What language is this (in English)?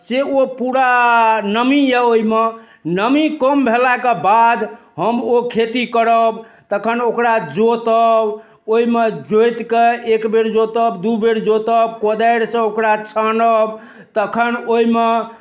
Maithili